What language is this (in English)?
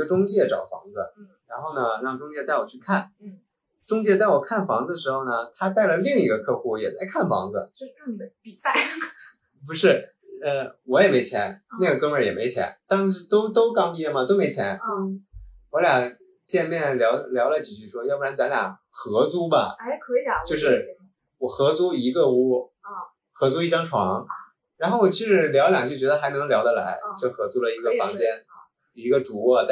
Chinese